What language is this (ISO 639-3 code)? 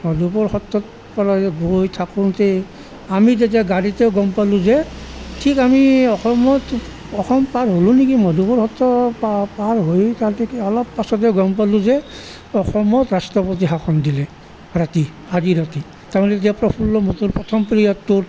asm